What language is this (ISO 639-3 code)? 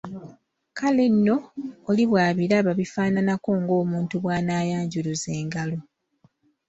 lug